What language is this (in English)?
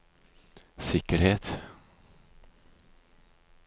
Norwegian